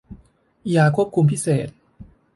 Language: Thai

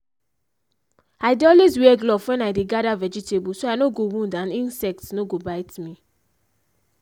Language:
Nigerian Pidgin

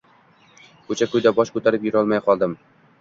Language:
Uzbek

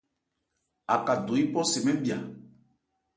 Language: Ebrié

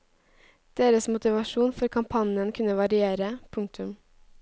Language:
Norwegian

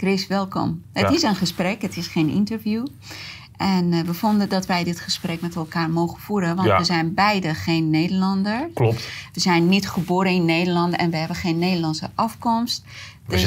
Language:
Dutch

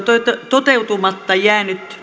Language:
Finnish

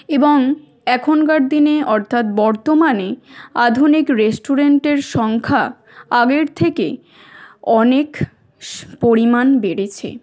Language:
Bangla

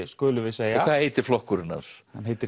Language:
Icelandic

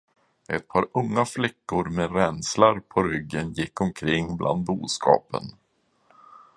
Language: Swedish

